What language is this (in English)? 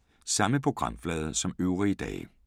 Danish